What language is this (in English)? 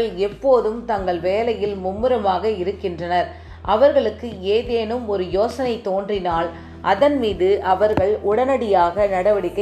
Tamil